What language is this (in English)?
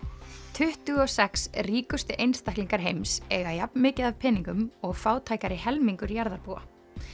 Icelandic